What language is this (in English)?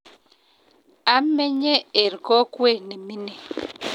Kalenjin